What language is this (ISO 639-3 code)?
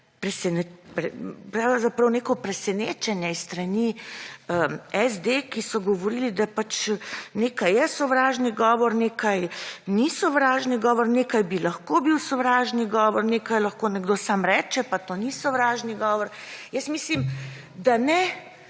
slv